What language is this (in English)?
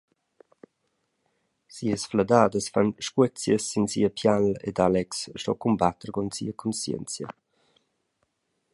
Romansh